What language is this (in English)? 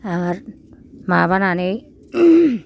Bodo